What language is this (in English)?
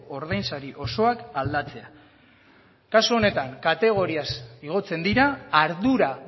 Basque